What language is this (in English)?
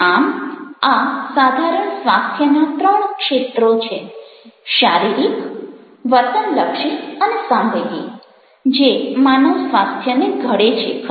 Gujarati